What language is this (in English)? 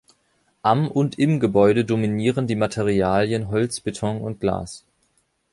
German